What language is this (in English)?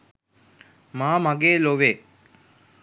Sinhala